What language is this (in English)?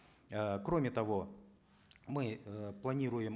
Kazakh